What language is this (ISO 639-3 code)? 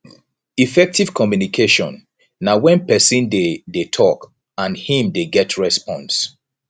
pcm